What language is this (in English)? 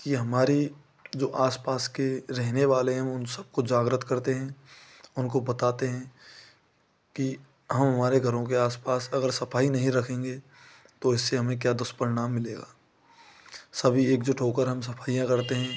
Hindi